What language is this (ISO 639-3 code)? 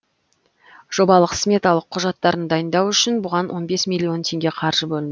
kaz